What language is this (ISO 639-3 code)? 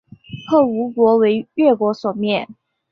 zho